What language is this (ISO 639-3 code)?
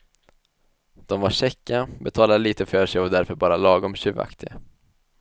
swe